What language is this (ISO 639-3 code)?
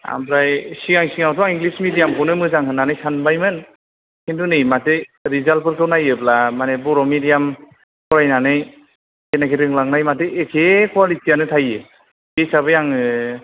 brx